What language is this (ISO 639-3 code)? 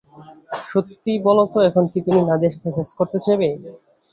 ben